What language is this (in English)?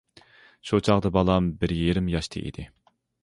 Uyghur